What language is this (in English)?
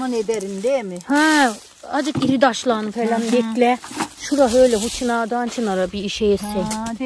Turkish